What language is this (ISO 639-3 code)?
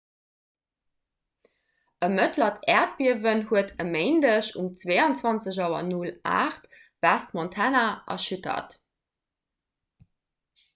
ltz